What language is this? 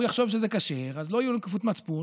Hebrew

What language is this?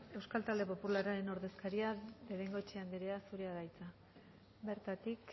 Basque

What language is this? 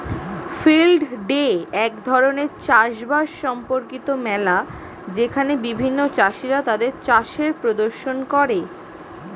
Bangla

